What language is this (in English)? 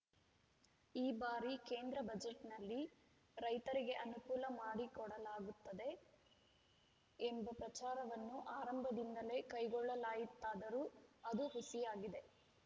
Kannada